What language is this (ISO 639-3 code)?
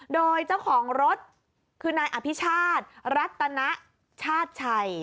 tha